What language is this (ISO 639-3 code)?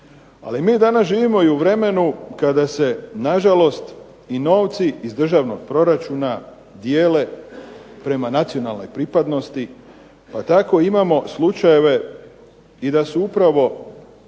hrv